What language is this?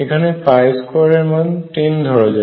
Bangla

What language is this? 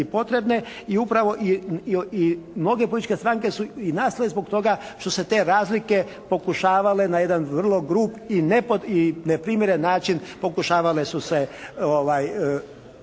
Croatian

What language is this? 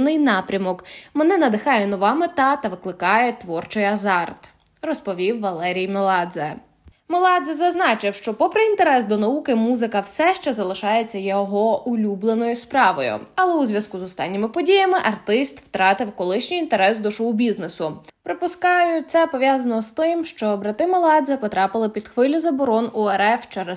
Ukrainian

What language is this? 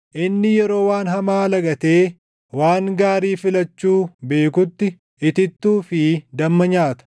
Oromo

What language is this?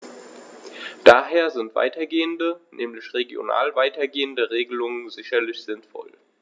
German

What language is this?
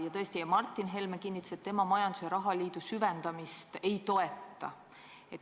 Estonian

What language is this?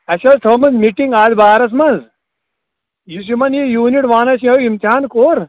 Kashmiri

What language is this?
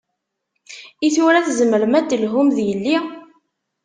Kabyle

